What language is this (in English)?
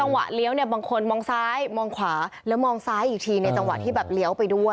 Thai